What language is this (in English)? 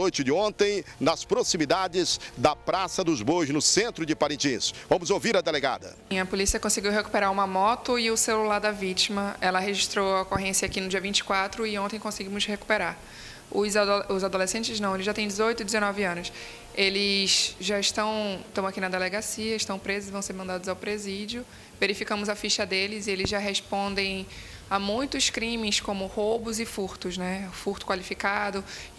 Portuguese